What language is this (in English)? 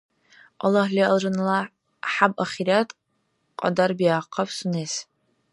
Dargwa